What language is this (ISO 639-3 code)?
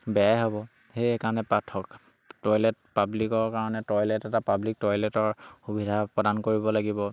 asm